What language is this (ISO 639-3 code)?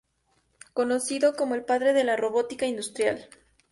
spa